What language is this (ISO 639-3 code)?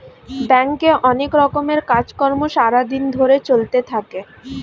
ben